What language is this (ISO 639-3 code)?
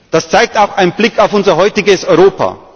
deu